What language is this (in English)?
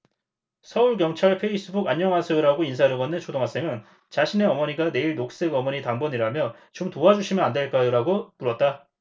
Korean